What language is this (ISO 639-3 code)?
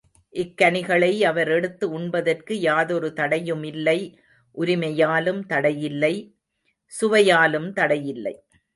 tam